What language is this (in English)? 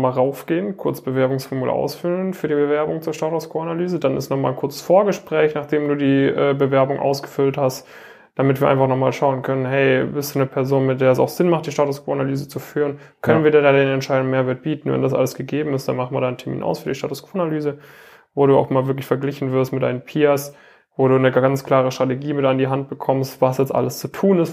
German